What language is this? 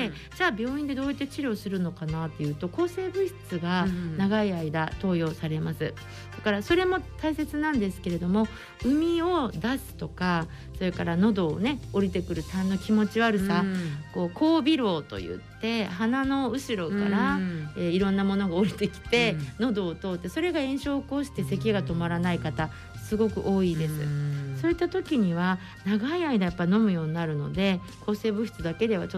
Japanese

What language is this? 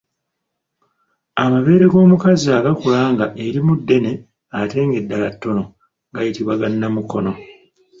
Ganda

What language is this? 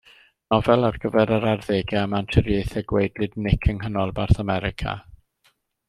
Welsh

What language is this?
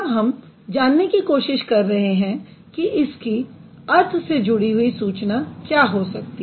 Hindi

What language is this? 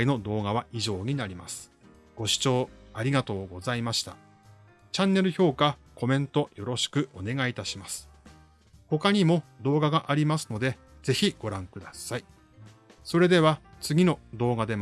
Japanese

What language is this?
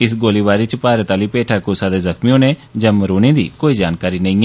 Dogri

